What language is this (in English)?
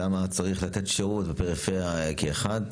Hebrew